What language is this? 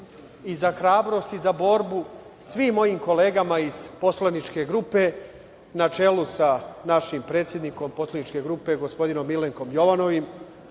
Serbian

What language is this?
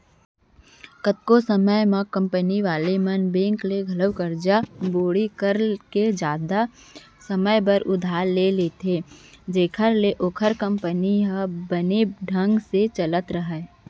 Chhattisgarhi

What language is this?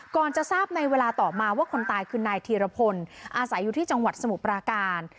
Thai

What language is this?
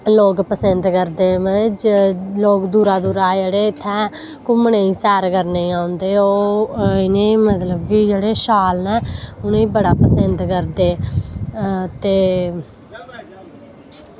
Dogri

